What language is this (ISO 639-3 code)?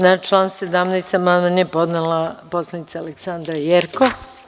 srp